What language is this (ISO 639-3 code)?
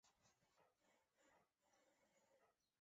zho